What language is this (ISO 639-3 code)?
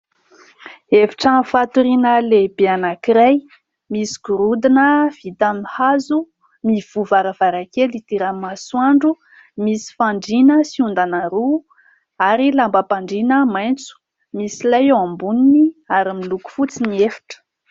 mlg